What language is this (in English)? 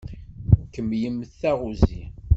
Kabyle